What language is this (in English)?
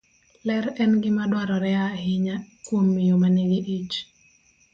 Luo (Kenya and Tanzania)